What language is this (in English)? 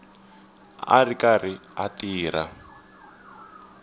Tsonga